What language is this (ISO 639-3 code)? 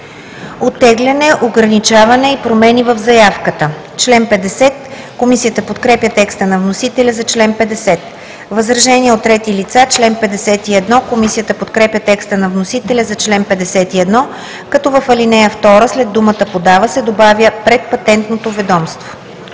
bul